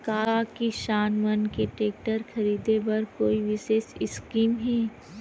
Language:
Chhattisgarhi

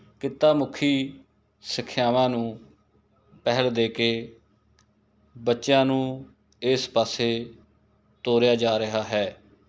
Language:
Punjabi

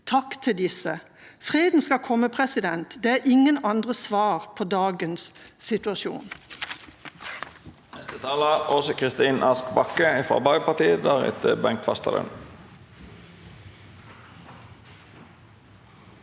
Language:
Norwegian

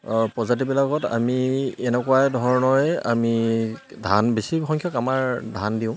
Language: Assamese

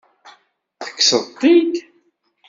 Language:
Kabyle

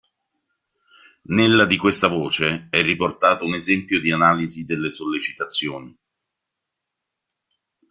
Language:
Italian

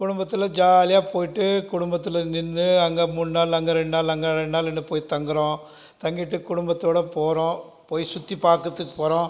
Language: Tamil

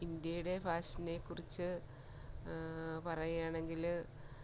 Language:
Malayalam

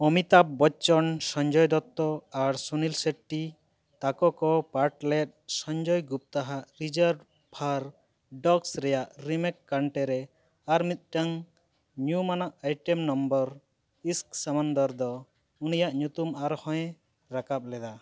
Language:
Santali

